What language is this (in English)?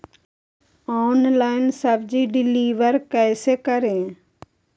Magahi